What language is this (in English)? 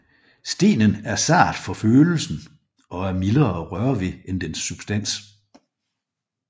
Danish